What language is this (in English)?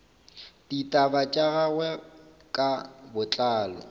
Northern Sotho